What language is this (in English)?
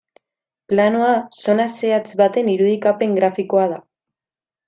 Basque